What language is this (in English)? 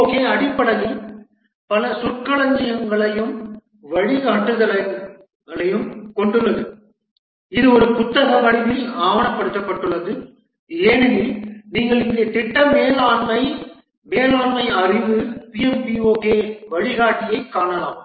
Tamil